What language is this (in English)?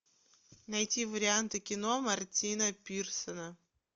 Russian